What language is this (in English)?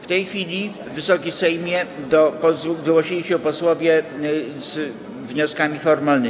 Polish